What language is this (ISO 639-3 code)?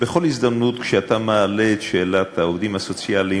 heb